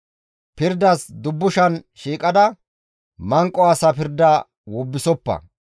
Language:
Gamo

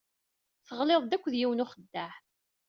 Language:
Kabyle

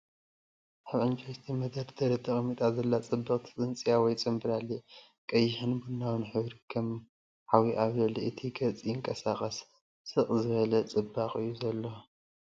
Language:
Tigrinya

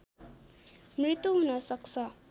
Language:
Nepali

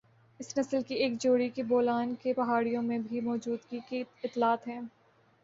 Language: Urdu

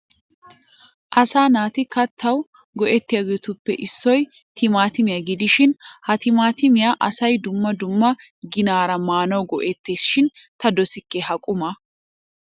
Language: Wolaytta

